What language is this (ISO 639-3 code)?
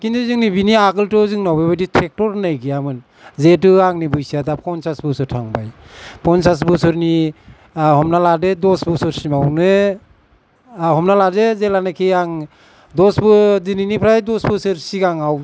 brx